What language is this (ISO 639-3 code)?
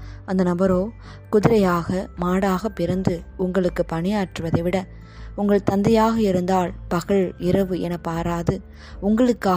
tam